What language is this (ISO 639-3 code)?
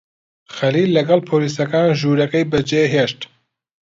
ckb